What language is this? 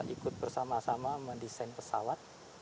Indonesian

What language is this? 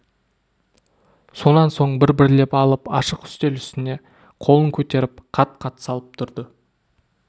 Kazakh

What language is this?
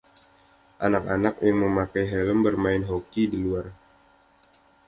Indonesian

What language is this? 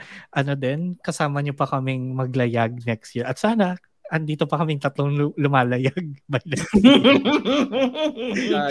Filipino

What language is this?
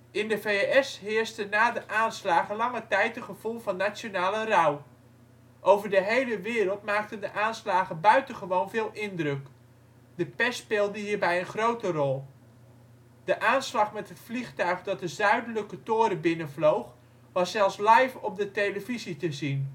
Dutch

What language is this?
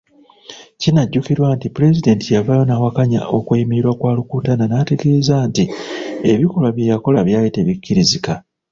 Ganda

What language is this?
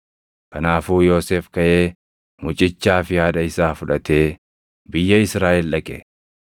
Oromo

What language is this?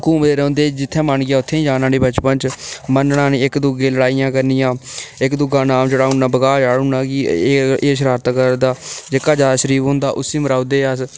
Dogri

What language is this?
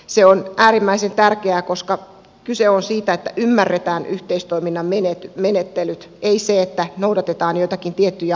Finnish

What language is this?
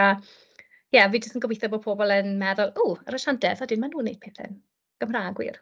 Welsh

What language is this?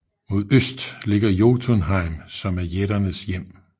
Danish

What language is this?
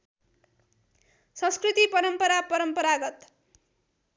Nepali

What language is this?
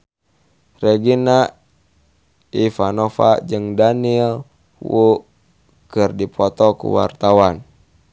Sundanese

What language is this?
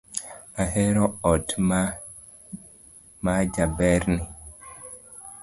Luo (Kenya and Tanzania)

